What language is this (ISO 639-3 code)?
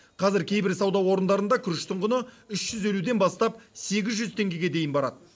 kaz